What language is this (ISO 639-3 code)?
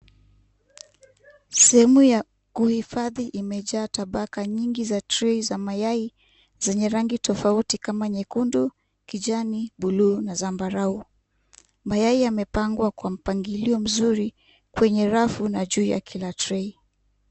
swa